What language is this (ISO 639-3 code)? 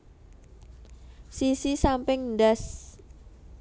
jav